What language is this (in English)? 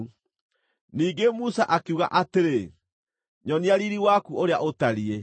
Kikuyu